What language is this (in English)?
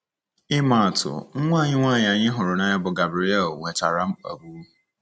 Igbo